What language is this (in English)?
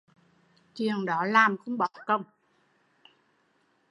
Vietnamese